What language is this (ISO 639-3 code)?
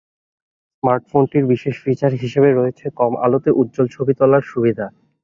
ben